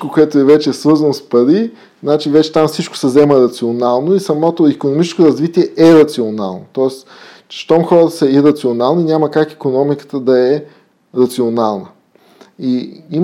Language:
Bulgarian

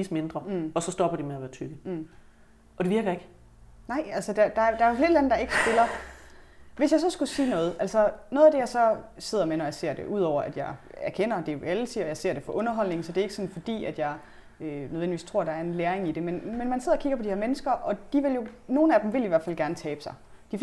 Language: Danish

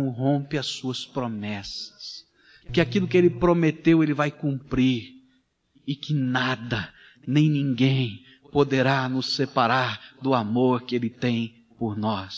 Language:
Portuguese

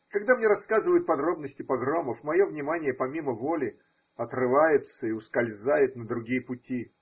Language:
Russian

